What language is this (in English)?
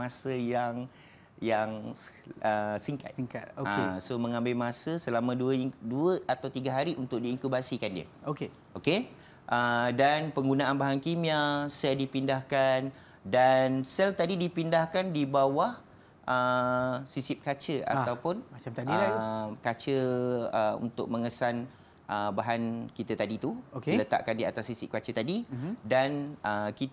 Malay